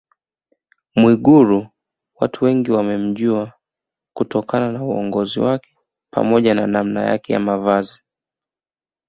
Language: Swahili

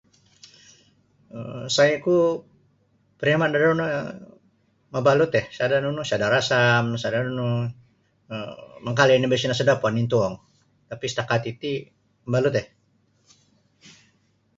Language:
Sabah Bisaya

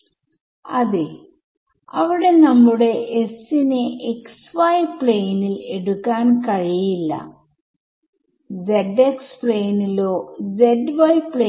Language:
Malayalam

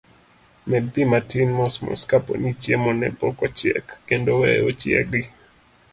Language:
Luo (Kenya and Tanzania)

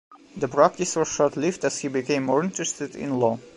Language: English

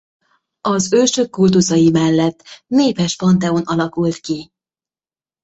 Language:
Hungarian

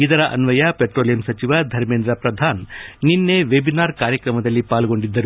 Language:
Kannada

